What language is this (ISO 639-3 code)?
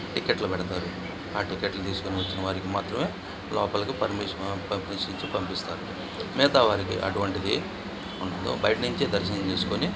tel